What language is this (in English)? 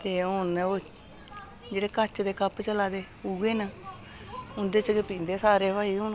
Dogri